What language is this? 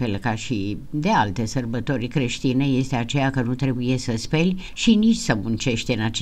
Romanian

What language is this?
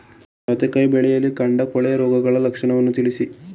Kannada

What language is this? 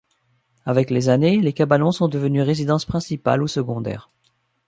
French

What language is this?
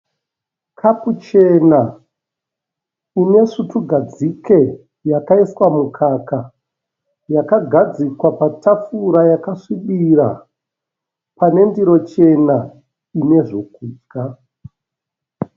Shona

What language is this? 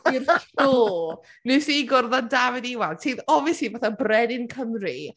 Welsh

